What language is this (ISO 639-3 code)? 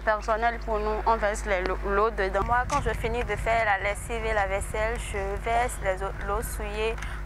fra